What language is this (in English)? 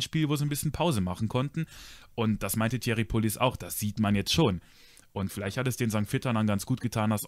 German